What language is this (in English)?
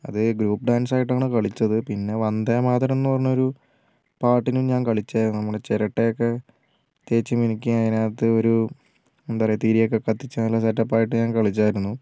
Malayalam